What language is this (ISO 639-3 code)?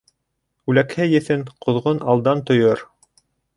bak